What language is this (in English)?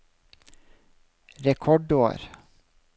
Norwegian